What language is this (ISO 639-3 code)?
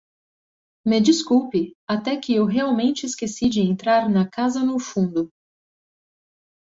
por